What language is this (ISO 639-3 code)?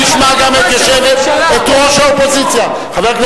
heb